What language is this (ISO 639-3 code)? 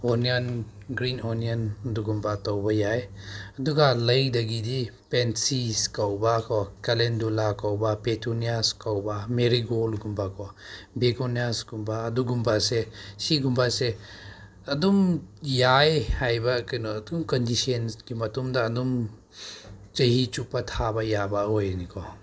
mni